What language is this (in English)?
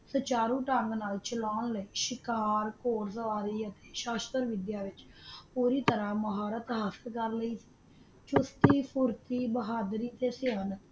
Punjabi